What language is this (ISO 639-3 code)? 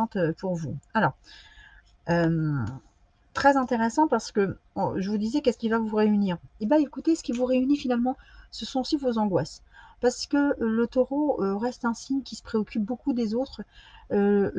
fra